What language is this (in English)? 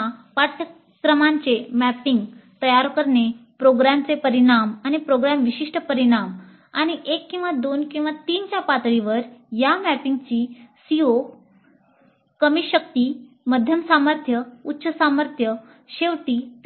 Marathi